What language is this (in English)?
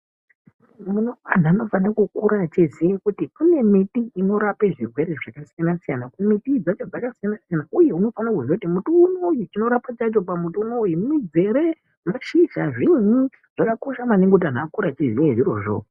Ndau